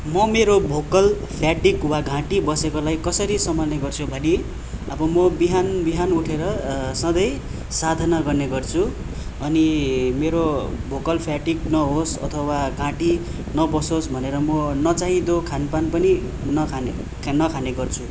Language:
Nepali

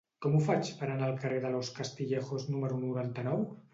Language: Catalan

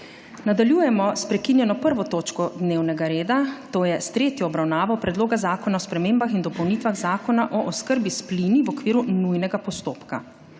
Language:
Slovenian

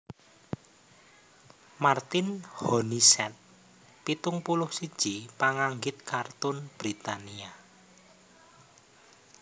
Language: Javanese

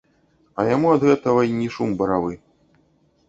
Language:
Belarusian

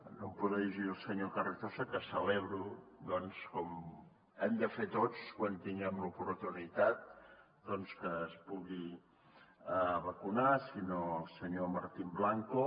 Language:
Catalan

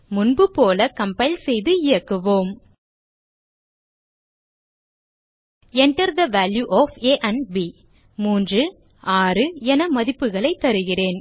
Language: Tamil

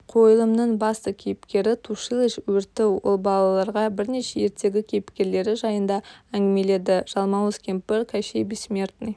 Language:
Kazakh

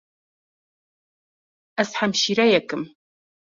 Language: Kurdish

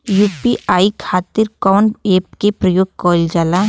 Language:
Bhojpuri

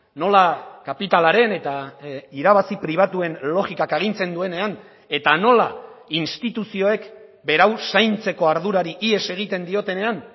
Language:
Basque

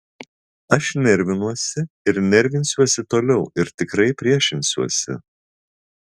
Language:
Lithuanian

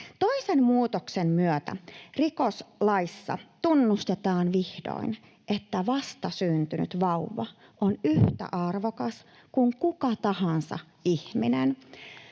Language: Finnish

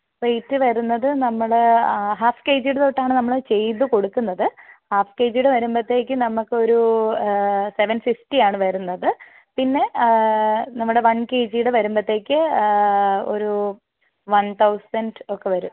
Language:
Malayalam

